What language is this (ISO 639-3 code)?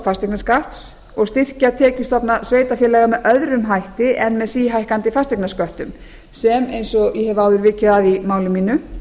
isl